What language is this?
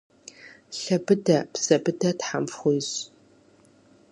Kabardian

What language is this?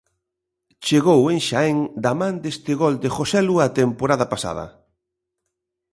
Galician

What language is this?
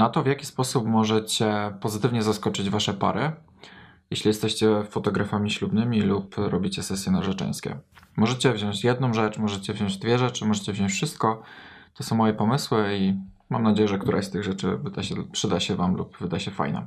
Polish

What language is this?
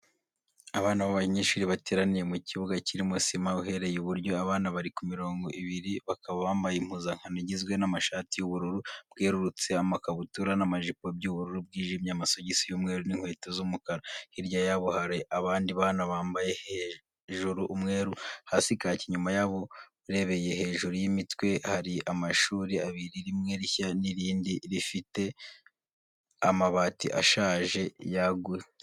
Kinyarwanda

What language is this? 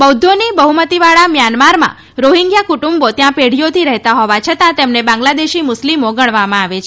Gujarati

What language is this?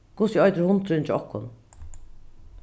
Faroese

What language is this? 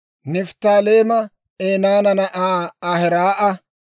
Dawro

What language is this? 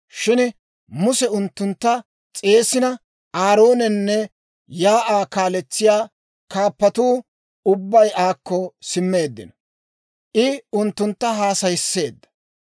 Dawro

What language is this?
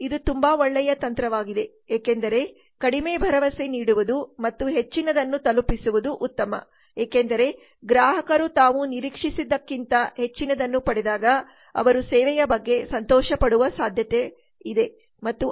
Kannada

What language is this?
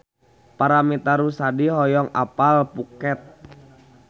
Sundanese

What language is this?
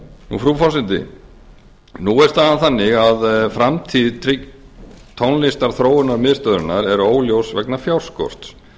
Icelandic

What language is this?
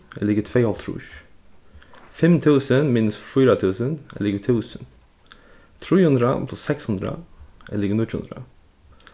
Faroese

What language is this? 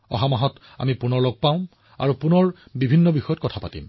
Assamese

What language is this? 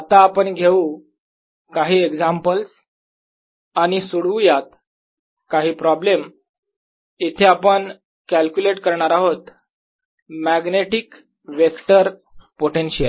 Marathi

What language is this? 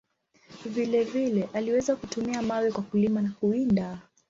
Swahili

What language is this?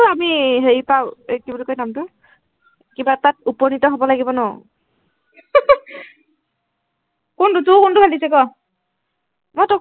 Assamese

